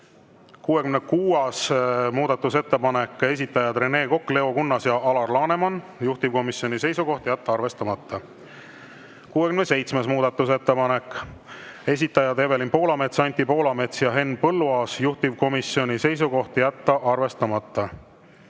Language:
Estonian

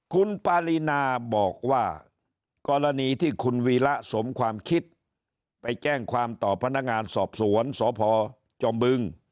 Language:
Thai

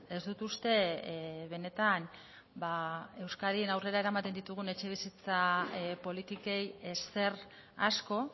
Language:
Basque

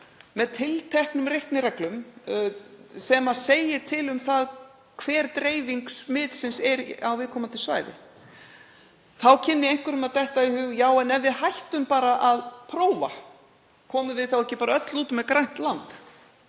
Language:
Icelandic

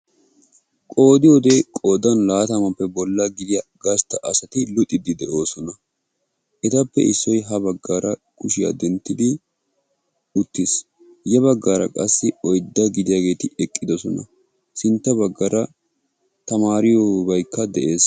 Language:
Wolaytta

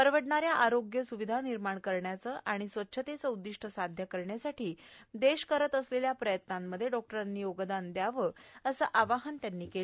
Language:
Marathi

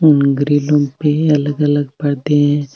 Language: Marwari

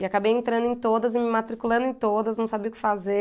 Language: Portuguese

